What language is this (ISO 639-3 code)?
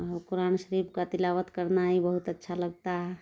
urd